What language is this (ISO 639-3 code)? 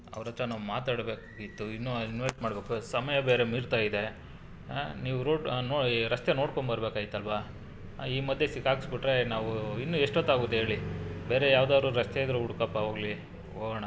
kan